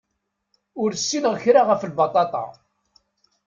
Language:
Kabyle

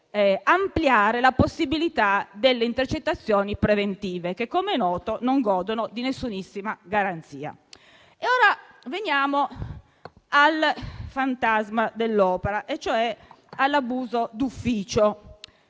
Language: Italian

